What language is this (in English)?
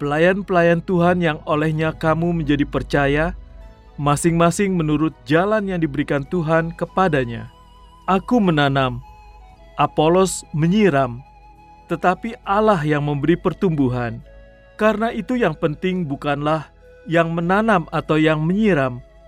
Indonesian